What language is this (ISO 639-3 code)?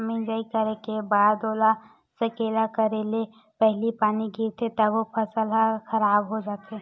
hne